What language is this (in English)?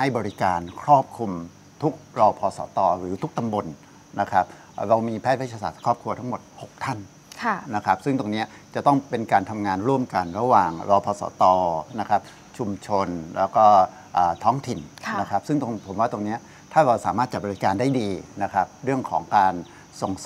Thai